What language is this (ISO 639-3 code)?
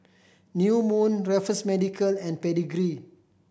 eng